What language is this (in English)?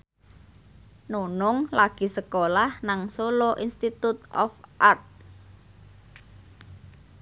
Javanese